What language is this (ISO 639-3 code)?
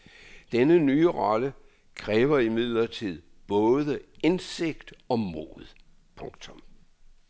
dan